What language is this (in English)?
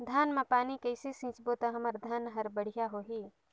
Chhattisgarhi